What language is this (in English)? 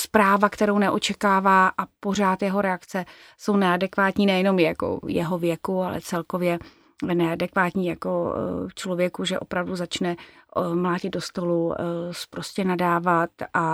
Czech